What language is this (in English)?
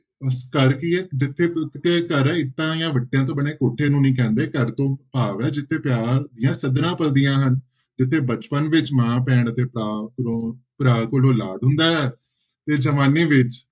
Punjabi